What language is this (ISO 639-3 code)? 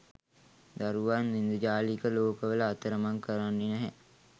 sin